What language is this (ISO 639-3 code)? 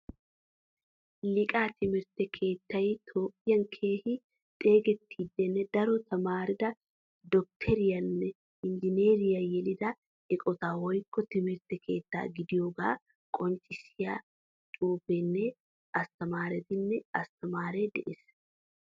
wal